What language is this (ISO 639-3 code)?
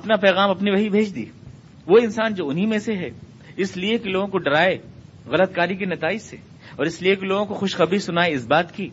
urd